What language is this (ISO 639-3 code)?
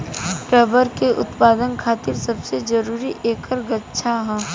bho